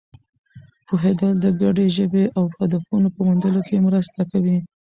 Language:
Pashto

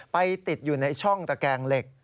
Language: Thai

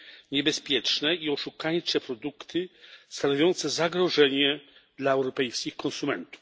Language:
Polish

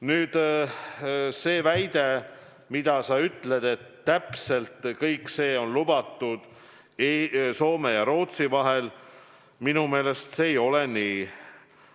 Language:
Estonian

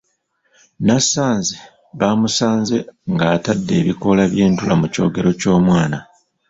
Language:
Ganda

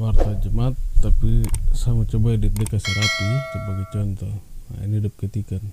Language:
Indonesian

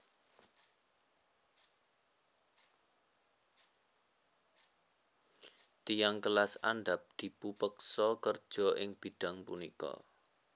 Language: Javanese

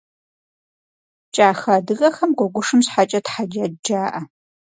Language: Kabardian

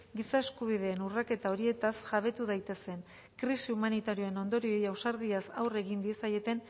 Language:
Basque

